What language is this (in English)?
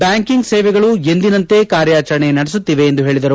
Kannada